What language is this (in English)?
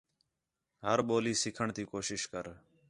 Khetrani